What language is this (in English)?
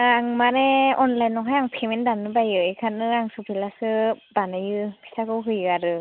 Bodo